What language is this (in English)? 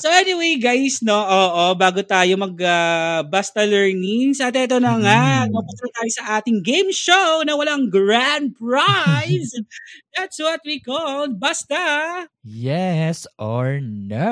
Filipino